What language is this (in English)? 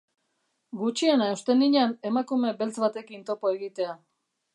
Basque